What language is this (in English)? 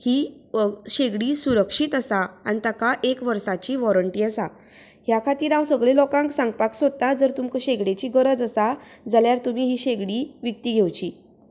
Konkani